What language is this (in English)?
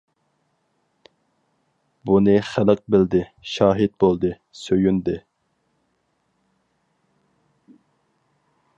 Uyghur